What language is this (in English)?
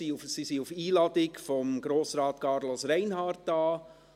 Swiss German